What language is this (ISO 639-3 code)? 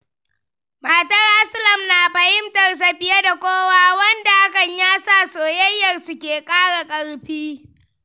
hau